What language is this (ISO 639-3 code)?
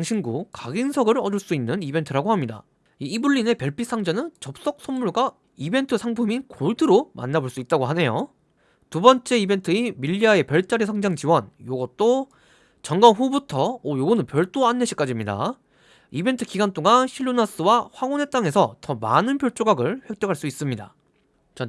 kor